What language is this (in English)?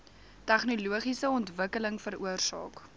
Afrikaans